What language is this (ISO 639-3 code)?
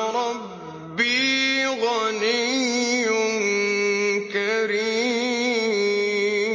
ara